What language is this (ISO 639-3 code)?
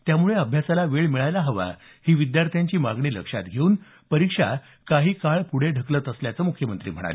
mar